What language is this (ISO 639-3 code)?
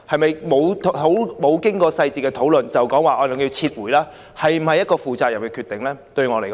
yue